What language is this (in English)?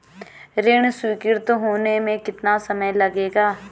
Hindi